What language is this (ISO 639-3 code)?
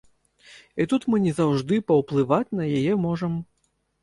bel